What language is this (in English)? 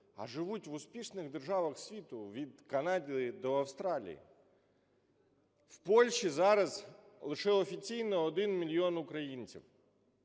Ukrainian